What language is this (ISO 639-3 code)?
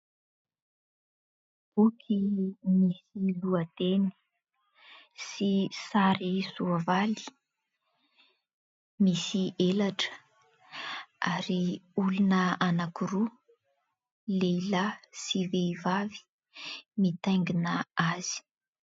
mlg